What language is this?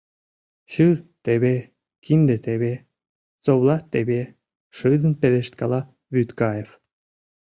Mari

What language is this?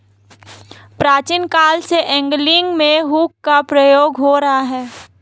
Hindi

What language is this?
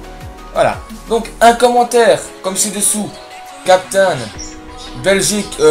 French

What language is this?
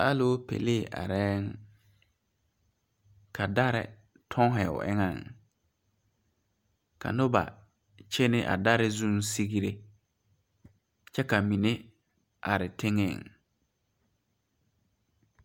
Southern Dagaare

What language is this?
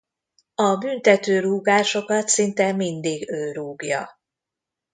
Hungarian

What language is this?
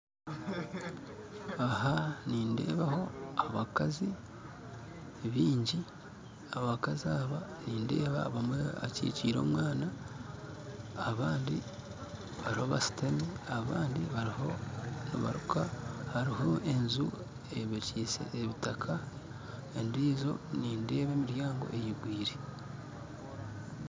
Nyankole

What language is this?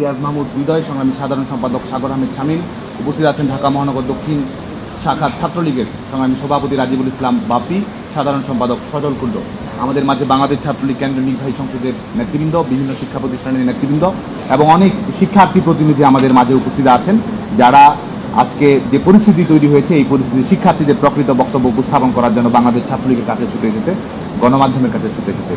Bangla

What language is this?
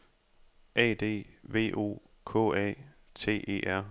Danish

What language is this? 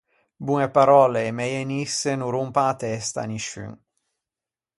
Ligurian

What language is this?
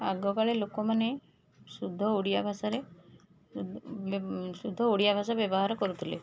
Odia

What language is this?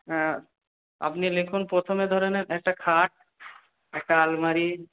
Bangla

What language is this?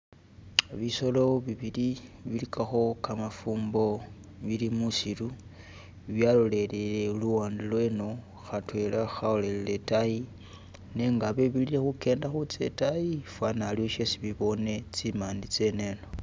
Masaaba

